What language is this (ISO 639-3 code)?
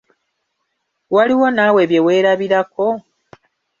lug